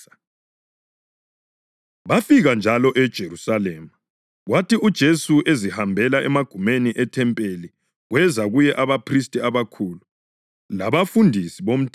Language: North Ndebele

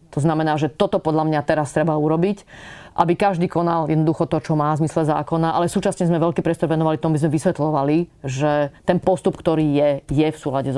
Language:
Slovak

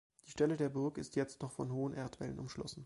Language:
German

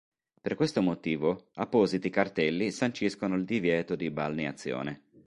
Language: Italian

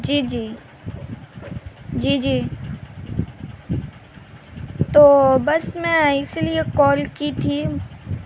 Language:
Urdu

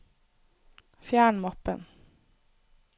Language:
Norwegian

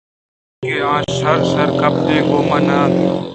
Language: Eastern Balochi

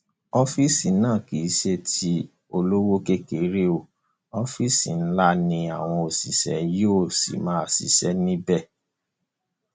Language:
Yoruba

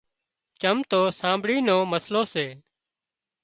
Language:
Wadiyara Koli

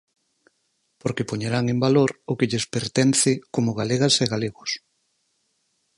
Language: Galician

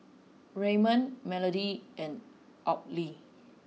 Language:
English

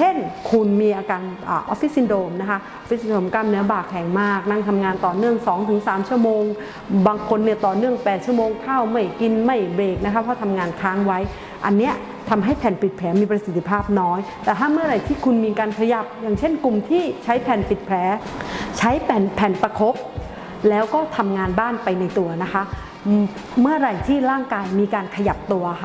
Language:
Thai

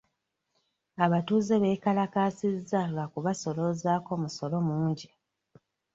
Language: Ganda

